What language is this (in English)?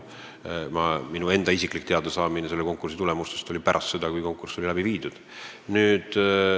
Estonian